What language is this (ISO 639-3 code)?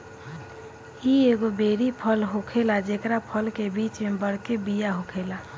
bho